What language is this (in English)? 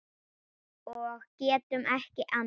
Icelandic